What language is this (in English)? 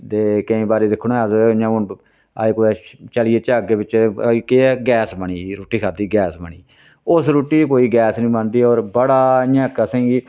Dogri